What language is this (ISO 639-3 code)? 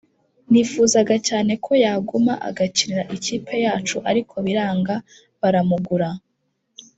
kin